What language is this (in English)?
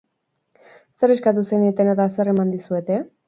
Basque